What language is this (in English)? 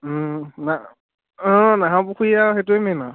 Assamese